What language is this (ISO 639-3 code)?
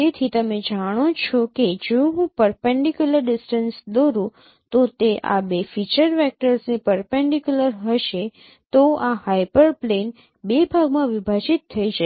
guj